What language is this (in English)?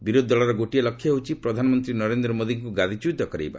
Odia